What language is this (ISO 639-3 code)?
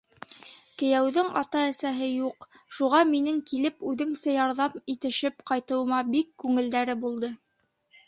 bak